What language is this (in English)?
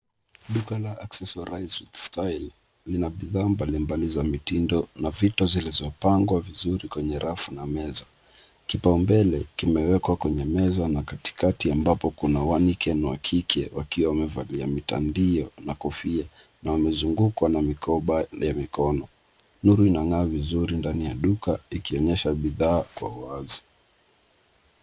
Swahili